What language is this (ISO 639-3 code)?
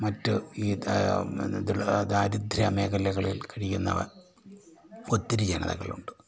mal